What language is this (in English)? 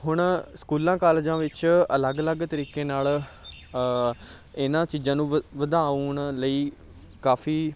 Punjabi